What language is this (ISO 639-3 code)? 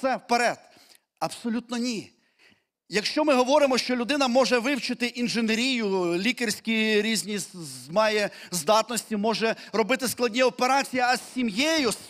ukr